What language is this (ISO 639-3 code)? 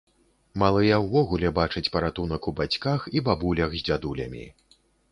bel